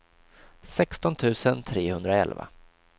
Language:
Swedish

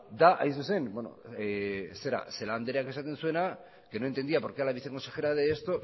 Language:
Spanish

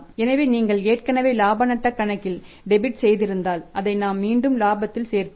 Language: Tamil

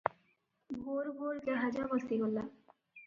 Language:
Odia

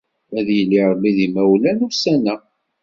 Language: Kabyle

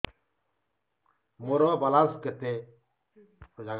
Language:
Odia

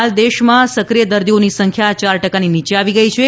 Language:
Gujarati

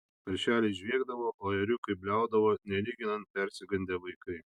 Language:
Lithuanian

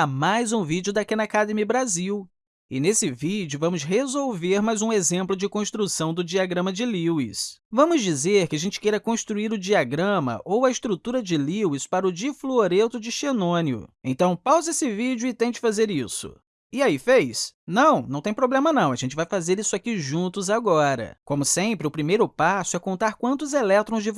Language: Portuguese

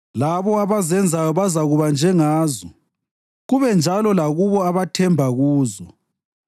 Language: North Ndebele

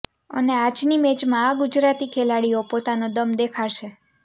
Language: Gujarati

